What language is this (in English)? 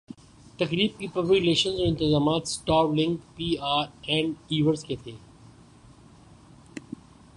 Urdu